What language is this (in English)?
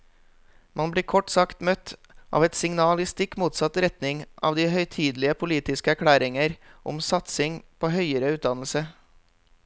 Norwegian